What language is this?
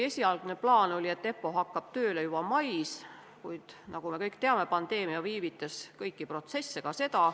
Estonian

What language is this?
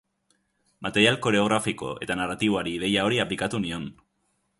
Basque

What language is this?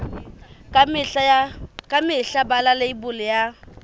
Southern Sotho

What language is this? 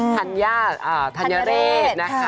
Thai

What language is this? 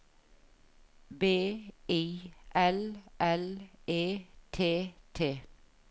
Norwegian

